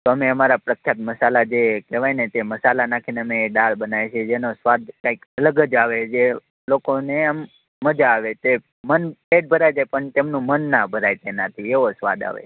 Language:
Gujarati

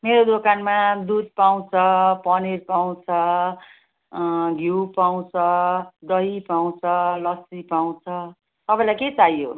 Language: Nepali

